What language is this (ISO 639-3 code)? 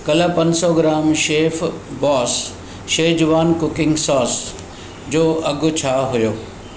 snd